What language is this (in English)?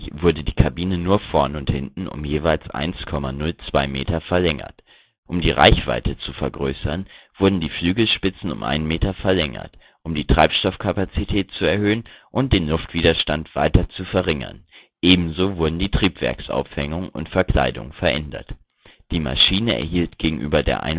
German